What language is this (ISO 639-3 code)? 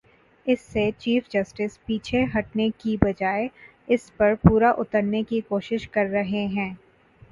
urd